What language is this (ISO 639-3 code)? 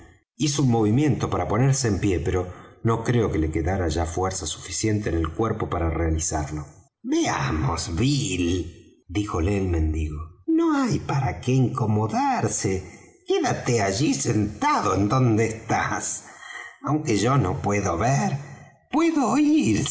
spa